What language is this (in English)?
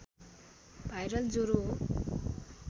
Nepali